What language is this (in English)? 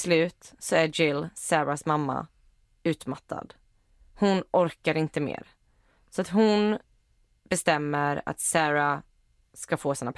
Swedish